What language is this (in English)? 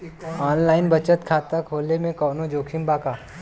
Bhojpuri